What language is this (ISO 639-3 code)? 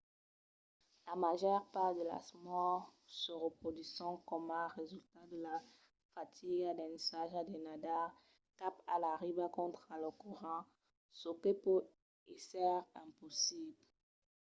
oci